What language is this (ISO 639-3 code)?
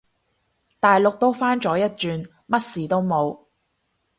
yue